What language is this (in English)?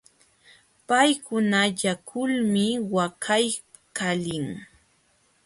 Jauja Wanca Quechua